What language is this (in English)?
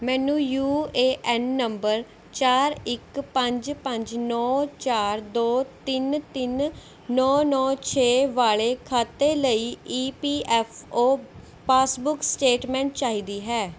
Punjabi